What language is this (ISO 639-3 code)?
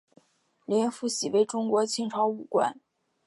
zho